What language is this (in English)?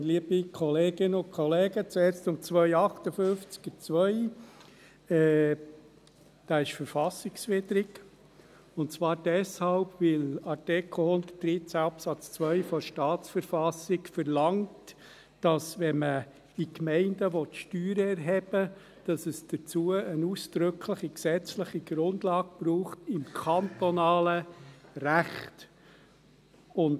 Swiss German